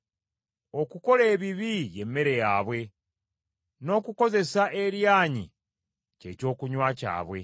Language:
Ganda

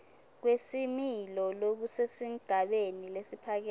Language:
Swati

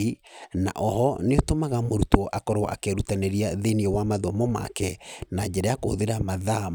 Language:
Kikuyu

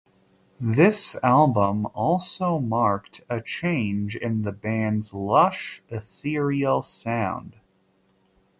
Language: English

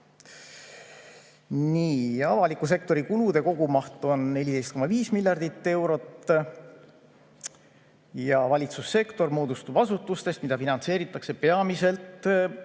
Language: Estonian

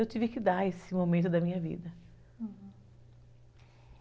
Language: Portuguese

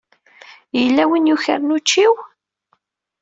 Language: Kabyle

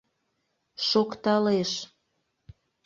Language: Mari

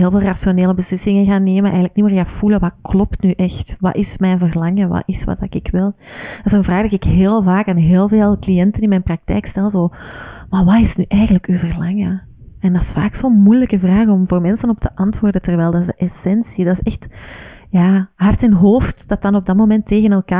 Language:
Dutch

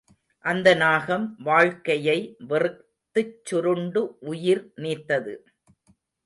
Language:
Tamil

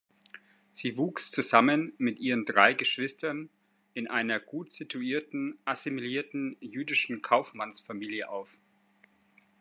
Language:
German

